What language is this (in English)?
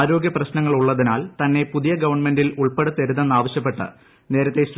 Malayalam